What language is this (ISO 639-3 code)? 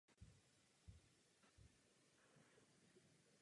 ces